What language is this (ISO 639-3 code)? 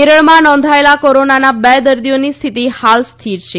guj